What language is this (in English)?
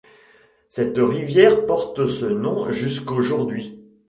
French